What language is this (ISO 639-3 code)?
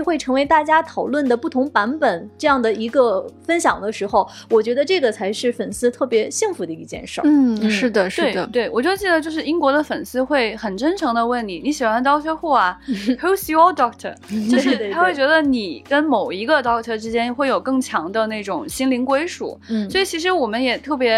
zho